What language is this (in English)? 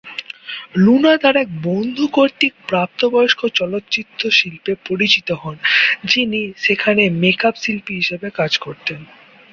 Bangla